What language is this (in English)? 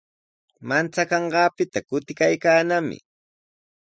Sihuas Ancash Quechua